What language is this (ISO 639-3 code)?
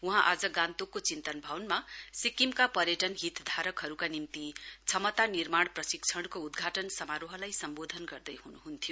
nep